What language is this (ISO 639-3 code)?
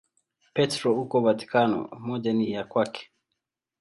swa